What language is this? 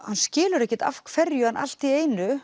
Icelandic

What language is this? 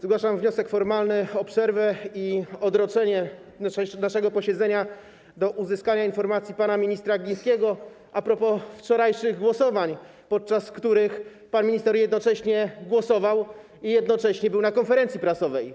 Polish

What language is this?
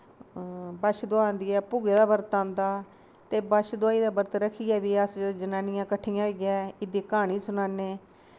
Dogri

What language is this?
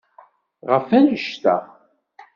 Kabyle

